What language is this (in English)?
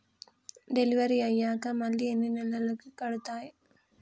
Telugu